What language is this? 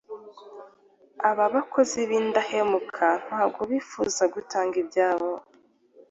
Kinyarwanda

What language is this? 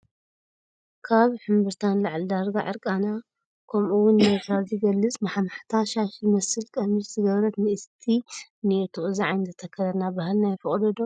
Tigrinya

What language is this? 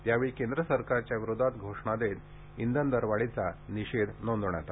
Marathi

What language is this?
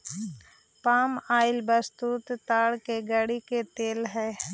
Magahi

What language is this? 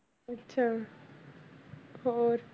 Punjabi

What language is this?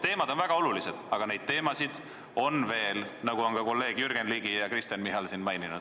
Estonian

